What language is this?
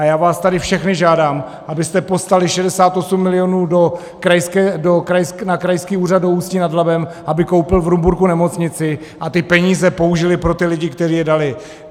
Czech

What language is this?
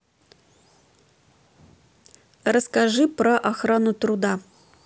Russian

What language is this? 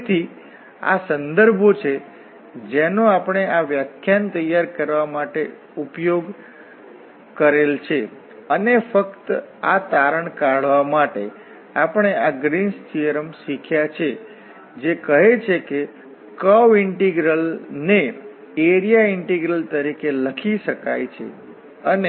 Gujarati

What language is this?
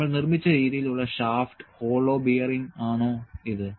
Malayalam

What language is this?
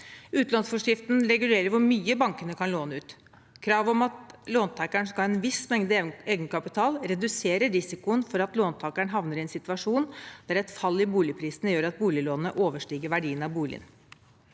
Norwegian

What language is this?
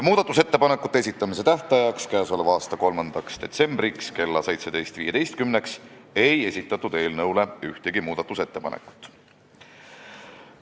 Estonian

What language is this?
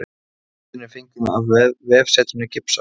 Icelandic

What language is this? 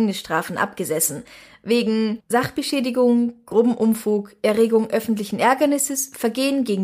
German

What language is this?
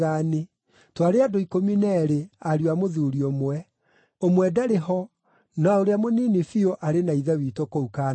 Kikuyu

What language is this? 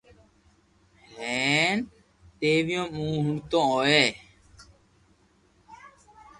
Loarki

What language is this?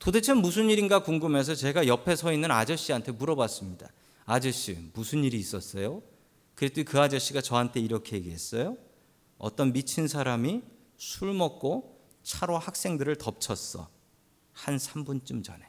Korean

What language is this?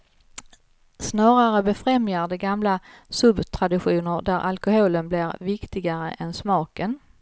Swedish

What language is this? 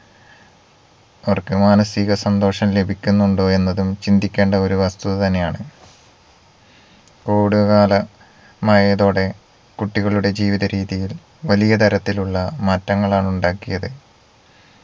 Malayalam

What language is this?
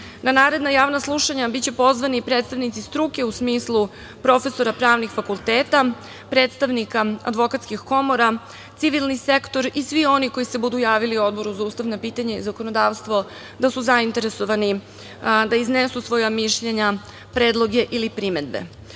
Serbian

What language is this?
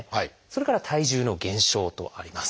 Japanese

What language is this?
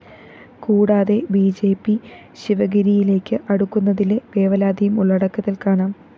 Malayalam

